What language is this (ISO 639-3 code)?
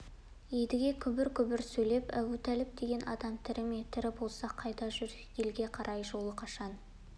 kaz